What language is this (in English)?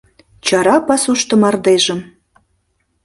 Mari